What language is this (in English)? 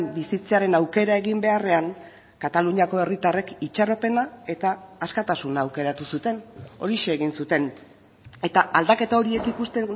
Basque